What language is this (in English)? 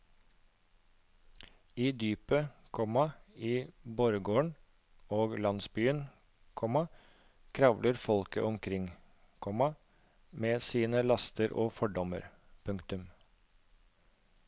Norwegian